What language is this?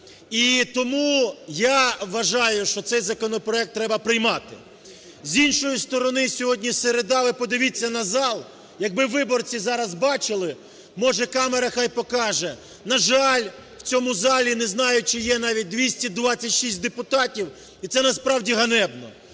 Ukrainian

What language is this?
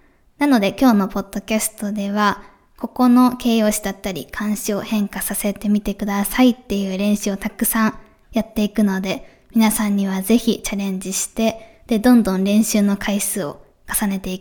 Japanese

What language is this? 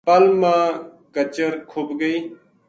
Gujari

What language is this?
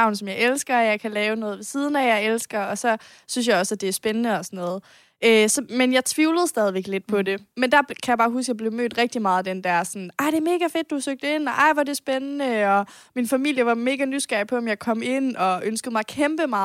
Danish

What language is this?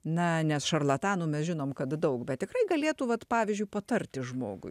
Lithuanian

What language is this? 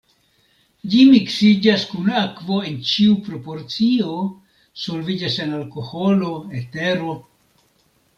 Esperanto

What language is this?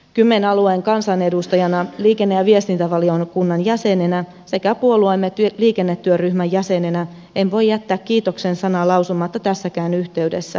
Finnish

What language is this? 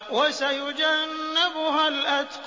Arabic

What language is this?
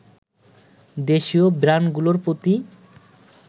Bangla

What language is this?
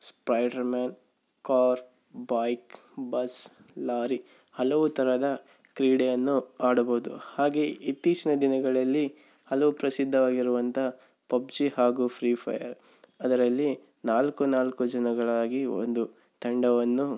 Kannada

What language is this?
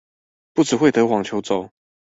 Chinese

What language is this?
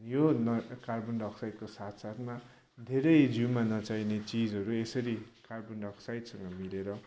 Nepali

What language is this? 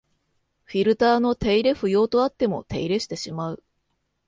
Japanese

